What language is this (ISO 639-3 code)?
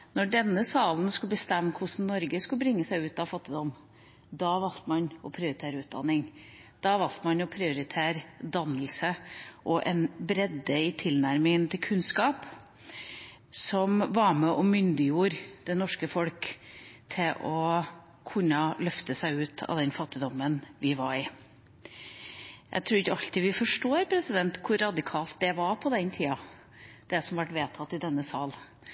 nob